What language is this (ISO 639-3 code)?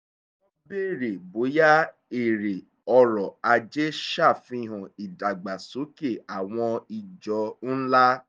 yor